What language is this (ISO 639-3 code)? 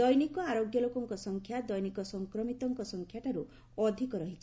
ori